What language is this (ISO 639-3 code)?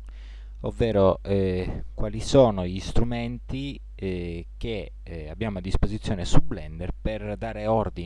ita